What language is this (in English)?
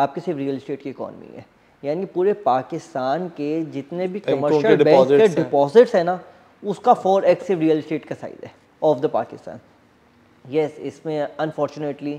Hindi